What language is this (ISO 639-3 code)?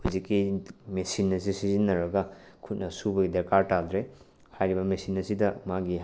mni